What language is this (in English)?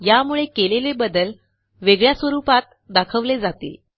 Marathi